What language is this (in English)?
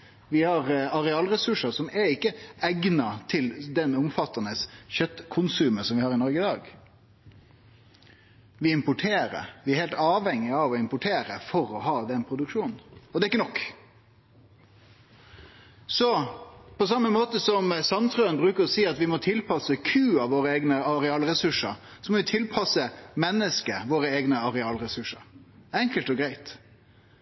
Norwegian Nynorsk